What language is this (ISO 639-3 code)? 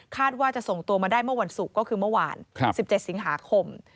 tha